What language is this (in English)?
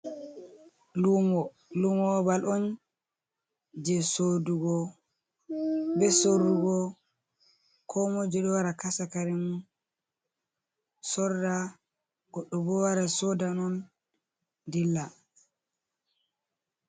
Fula